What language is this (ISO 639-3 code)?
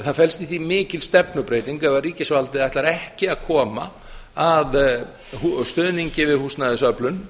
isl